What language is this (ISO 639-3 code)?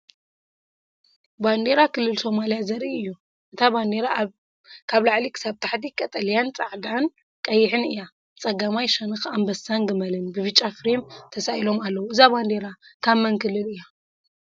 tir